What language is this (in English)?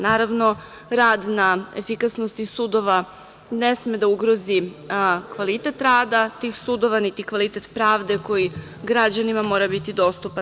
Serbian